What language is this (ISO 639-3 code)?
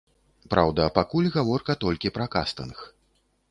bel